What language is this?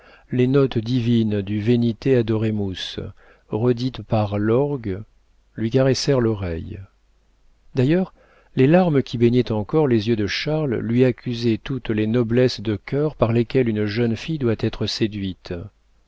French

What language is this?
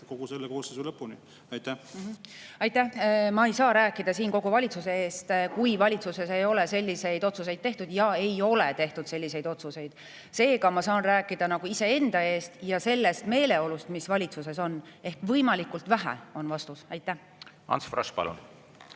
Estonian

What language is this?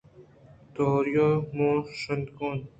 Eastern Balochi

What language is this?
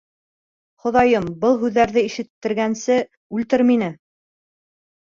Bashkir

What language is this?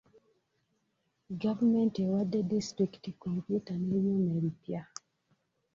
Ganda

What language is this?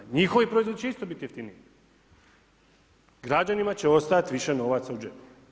Croatian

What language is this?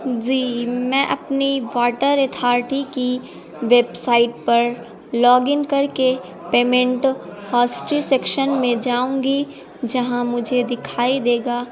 Urdu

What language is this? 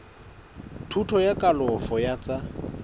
Southern Sotho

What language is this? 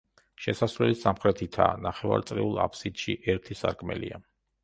Georgian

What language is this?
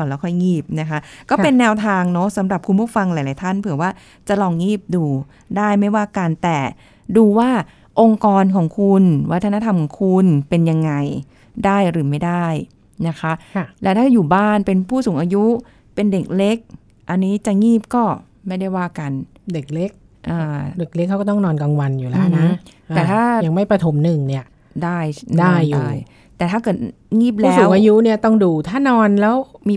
Thai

